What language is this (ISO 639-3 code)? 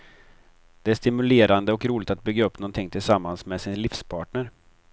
swe